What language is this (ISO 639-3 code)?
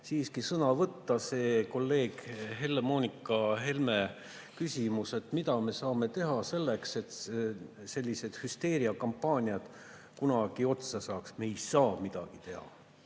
est